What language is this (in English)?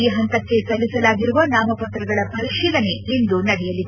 Kannada